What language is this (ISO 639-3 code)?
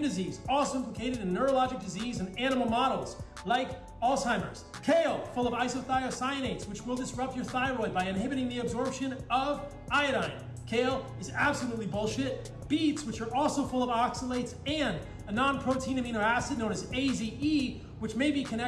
swe